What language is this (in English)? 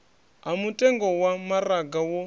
Venda